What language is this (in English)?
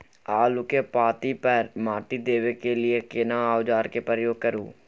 Maithili